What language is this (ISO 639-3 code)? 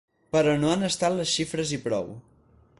cat